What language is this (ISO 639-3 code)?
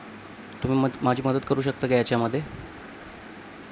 mar